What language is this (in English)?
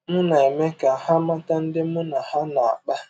Igbo